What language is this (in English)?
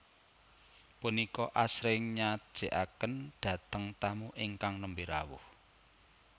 Javanese